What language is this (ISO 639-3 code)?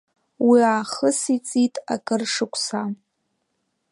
abk